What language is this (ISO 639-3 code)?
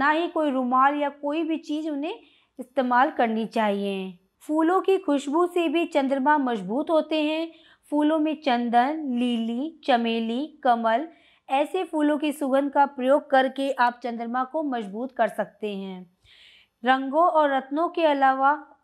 hin